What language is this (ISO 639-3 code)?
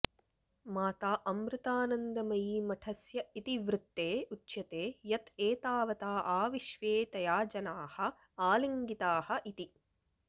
san